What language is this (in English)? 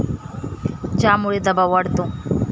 Marathi